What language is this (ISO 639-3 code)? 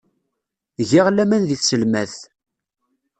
kab